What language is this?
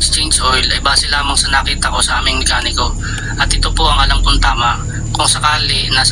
Filipino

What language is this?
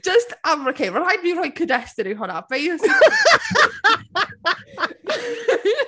Welsh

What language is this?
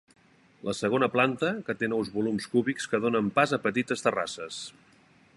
Catalan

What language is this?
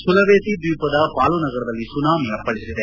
Kannada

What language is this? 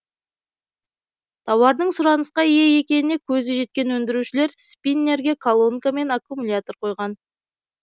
Kazakh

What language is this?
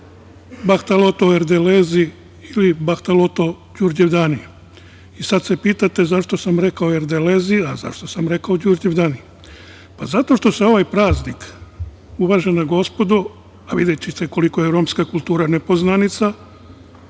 Serbian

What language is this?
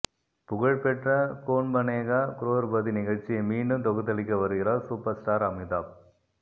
Tamil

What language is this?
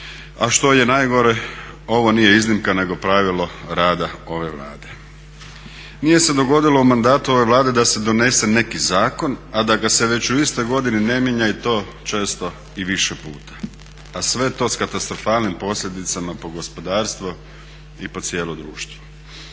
Croatian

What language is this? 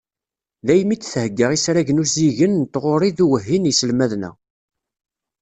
Kabyle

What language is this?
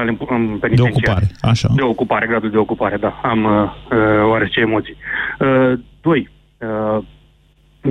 Romanian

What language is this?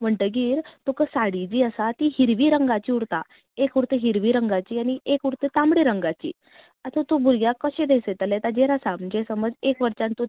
Konkani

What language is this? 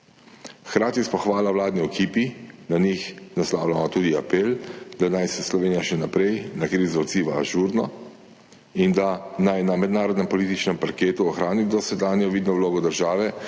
Slovenian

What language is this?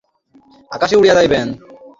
Bangla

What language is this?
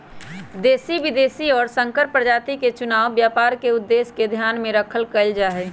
Magahi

